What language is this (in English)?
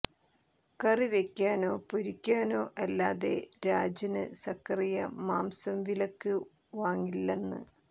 Malayalam